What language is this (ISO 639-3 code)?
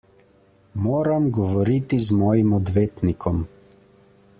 slv